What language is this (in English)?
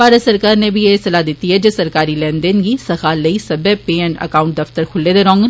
Dogri